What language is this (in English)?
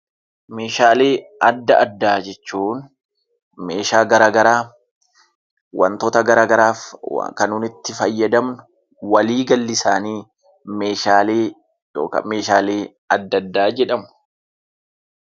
Oromo